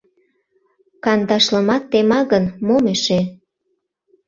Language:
Mari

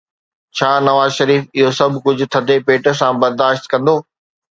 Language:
Sindhi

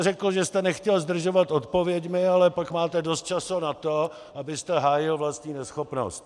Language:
Czech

